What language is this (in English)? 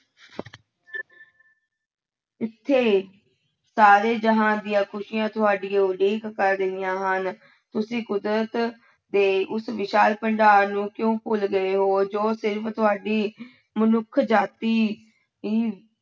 Punjabi